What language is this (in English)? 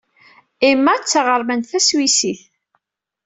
Kabyle